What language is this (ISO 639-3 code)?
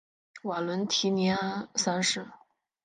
zho